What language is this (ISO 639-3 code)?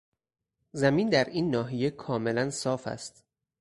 fas